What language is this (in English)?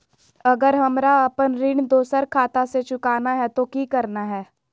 Magahi